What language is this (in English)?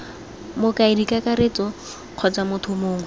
Tswana